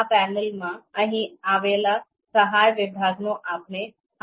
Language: Gujarati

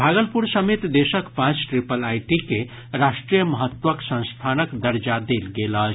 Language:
Maithili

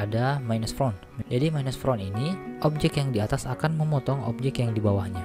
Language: Indonesian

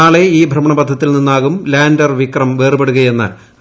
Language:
Malayalam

